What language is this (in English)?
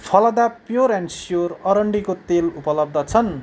Nepali